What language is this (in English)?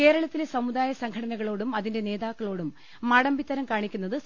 Malayalam